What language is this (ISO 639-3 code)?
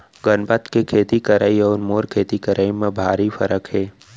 hne